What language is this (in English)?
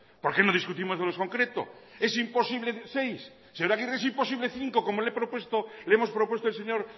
Spanish